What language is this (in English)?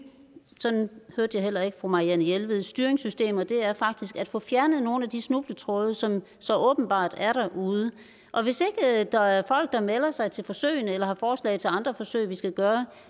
Danish